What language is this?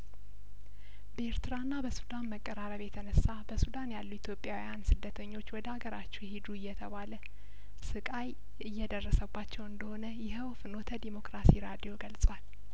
Amharic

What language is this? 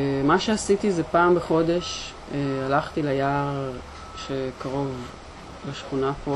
Hebrew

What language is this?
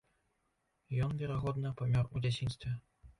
Belarusian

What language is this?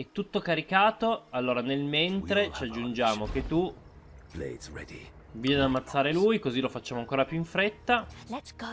Italian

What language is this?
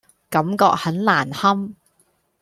Cantonese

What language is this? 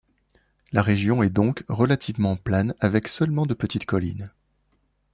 French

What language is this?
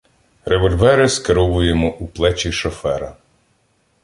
Ukrainian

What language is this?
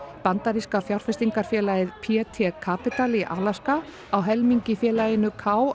Icelandic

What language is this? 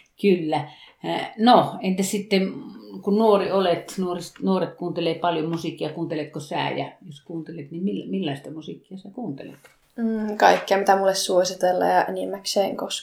Finnish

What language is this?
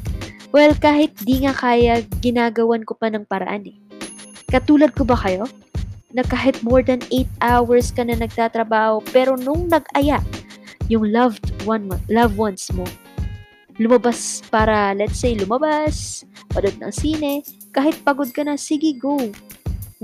Filipino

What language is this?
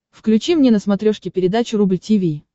Russian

